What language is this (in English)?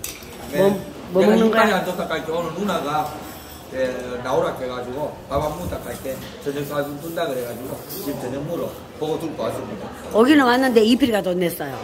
Korean